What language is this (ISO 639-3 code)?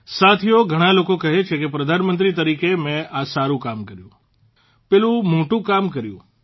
guj